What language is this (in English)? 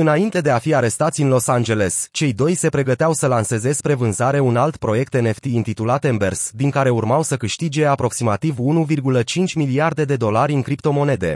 Romanian